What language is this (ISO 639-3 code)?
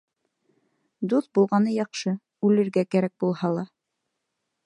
bak